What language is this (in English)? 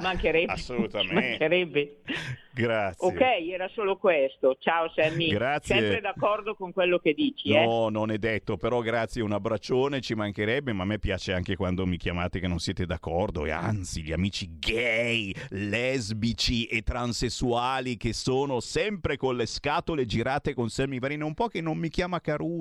Italian